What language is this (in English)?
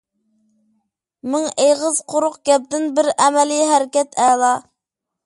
Uyghur